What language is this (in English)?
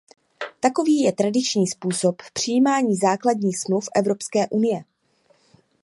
Czech